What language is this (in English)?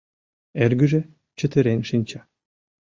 Mari